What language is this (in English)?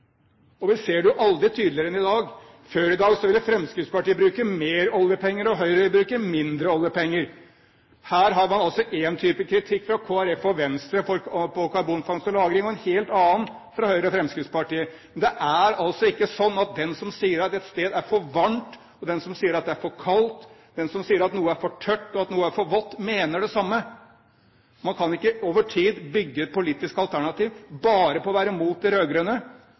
Norwegian Bokmål